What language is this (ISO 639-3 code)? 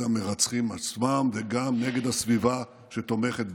heb